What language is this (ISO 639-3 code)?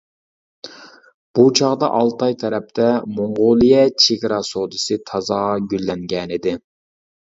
uig